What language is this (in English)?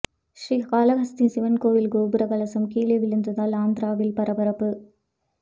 Tamil